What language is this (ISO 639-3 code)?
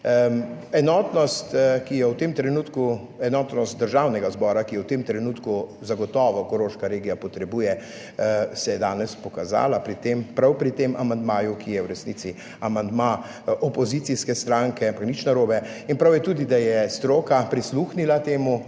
slv